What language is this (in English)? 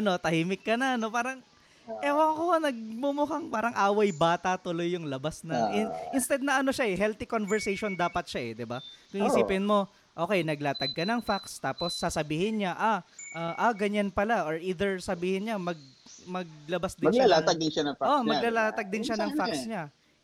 Filipino